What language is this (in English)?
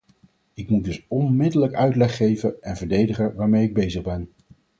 Dutch